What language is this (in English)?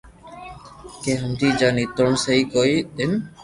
Loarki